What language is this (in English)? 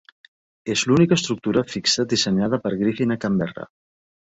Catalan